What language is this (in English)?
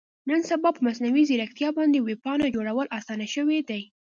Pashto